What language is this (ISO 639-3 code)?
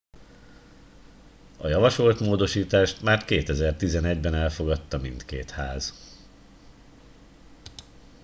hun